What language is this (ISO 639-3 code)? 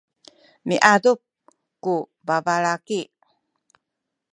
szy